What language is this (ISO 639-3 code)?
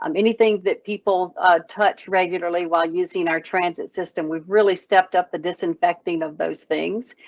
eng